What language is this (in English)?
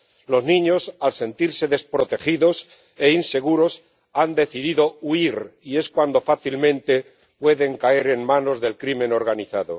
Spanish